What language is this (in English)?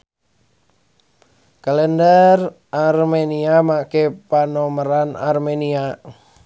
Sundanese